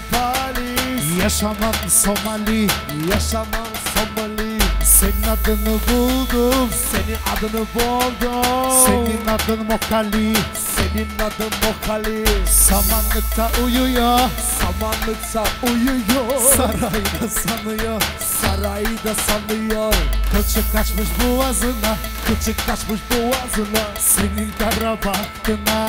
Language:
Turkish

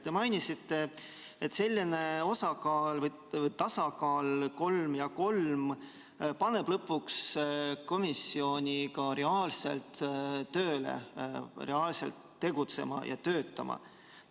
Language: Estonian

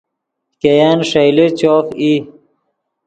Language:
Yidgha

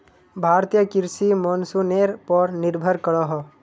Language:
Magahi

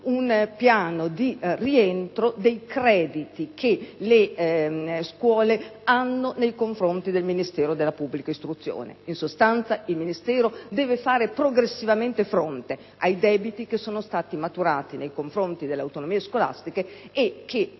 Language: Italian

